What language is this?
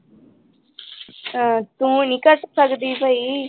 Punjabi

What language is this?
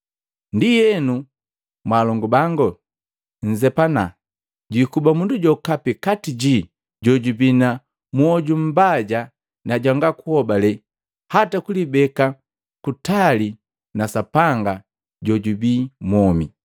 Matengo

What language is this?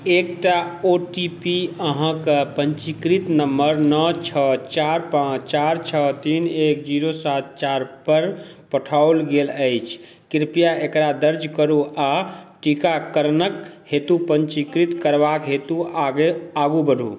Maithili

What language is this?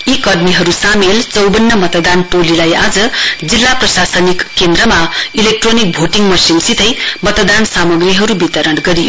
Nepali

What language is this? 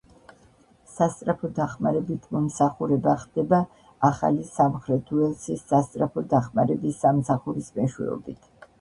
Georgian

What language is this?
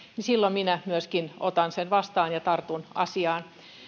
Finnish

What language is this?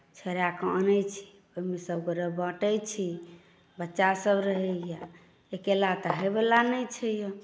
Maithili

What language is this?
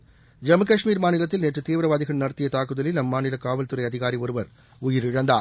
Tamil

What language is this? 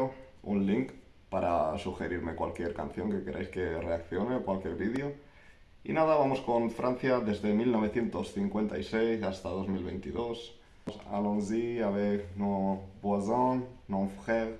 Spanish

